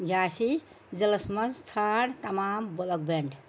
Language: Kashmiri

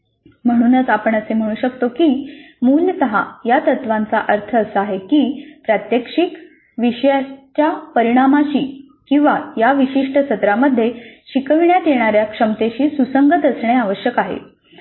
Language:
Marathi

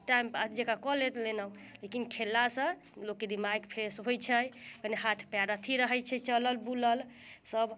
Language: Maithili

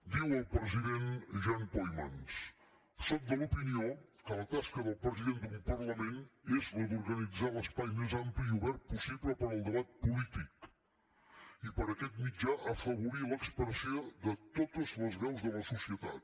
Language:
Catalan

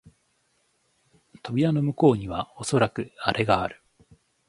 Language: Japanese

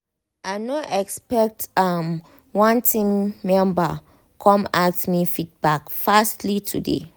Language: Nigerian Pidgin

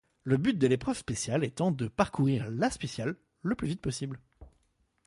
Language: French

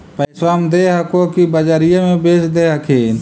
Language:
Magahi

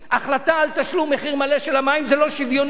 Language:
Hebrew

